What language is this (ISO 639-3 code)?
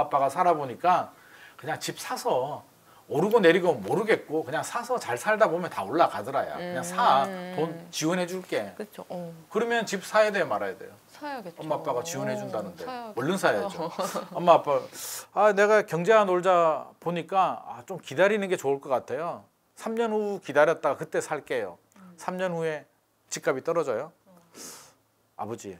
kor